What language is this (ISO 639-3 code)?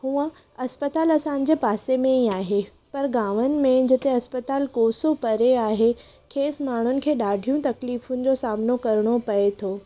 snd